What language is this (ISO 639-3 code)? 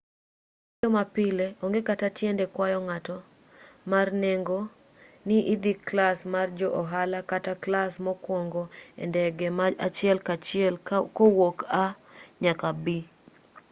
luo